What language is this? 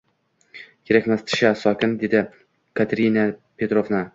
Uzbek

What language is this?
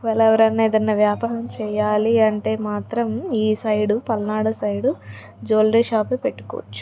Telugu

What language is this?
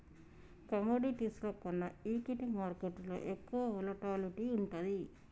Telugu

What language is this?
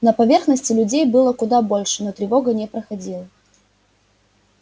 Russian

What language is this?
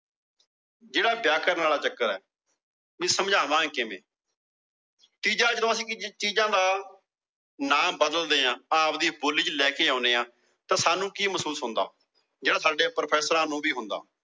Punjabi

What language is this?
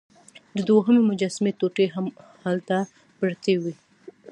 Pashto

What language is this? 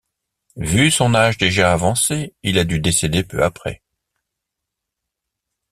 French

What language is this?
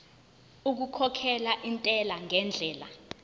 Zulu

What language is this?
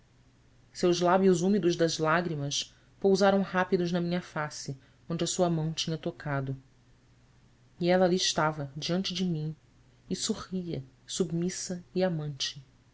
Portuguese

